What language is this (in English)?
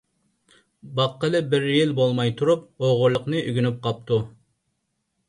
Uyghur